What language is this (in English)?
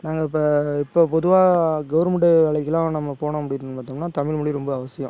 Tamil